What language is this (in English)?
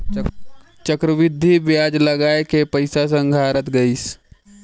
Chhattisgarhi